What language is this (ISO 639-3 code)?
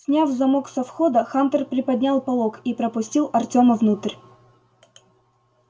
rus